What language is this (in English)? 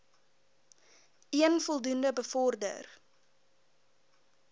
Afrikaans